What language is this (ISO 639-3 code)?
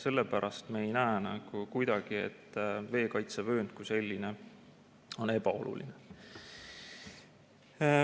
est